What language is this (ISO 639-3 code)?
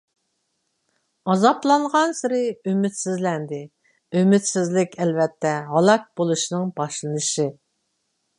uig